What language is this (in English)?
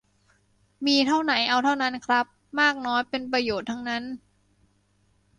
Thai